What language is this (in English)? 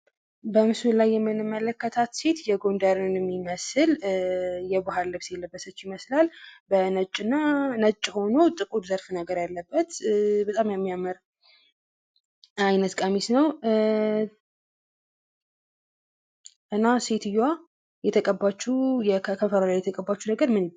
Amharic